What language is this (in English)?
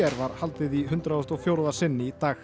Icelandic